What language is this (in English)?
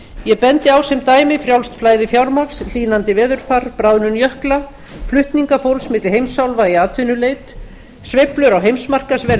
Icelandic